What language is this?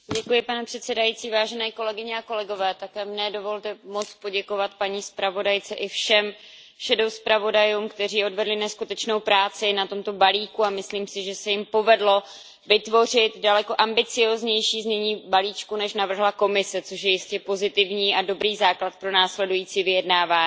Czech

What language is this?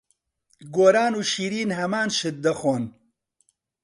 Central Kurdish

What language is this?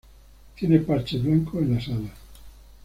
Spanish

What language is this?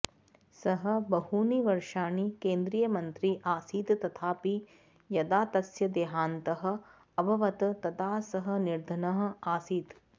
Sanskrit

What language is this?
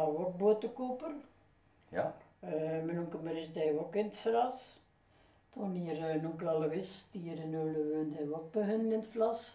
Dutch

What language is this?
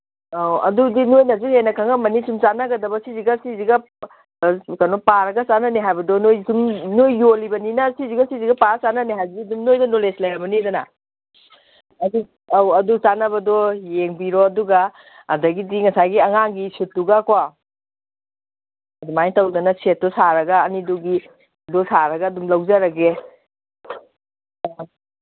Manipuri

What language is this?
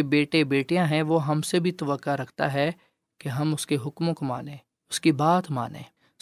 Urdu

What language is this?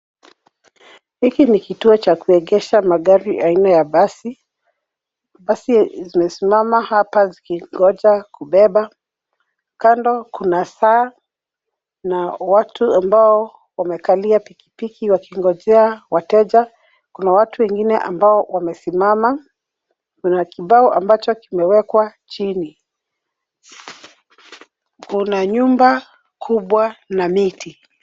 Swahili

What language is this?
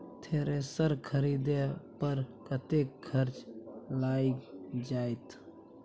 Maithili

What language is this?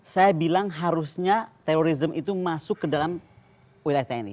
Indonesian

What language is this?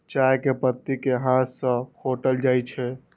Maithili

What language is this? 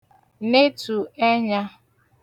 Igbo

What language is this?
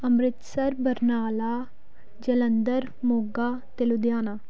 Punjabi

